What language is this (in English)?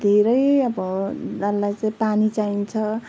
Nepali